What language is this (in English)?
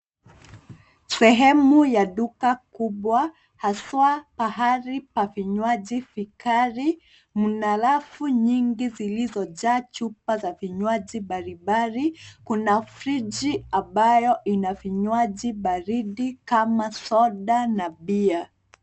Swahili